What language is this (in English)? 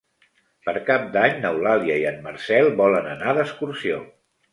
Catalan